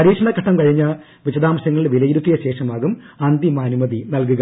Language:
Malayalam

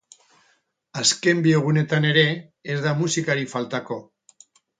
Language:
Basque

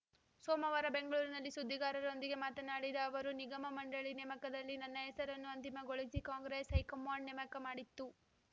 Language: Kannada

